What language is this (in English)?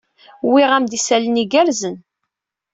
Kabyle